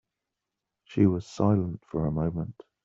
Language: English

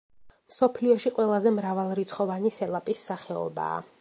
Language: Georgian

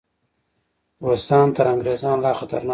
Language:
Pashto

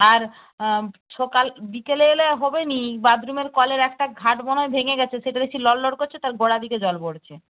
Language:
Bangla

